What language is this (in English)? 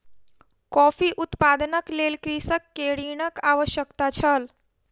Maithili